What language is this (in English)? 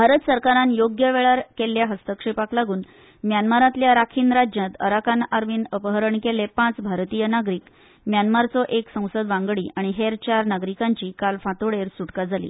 Konkani